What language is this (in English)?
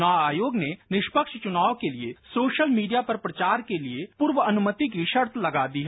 Hindi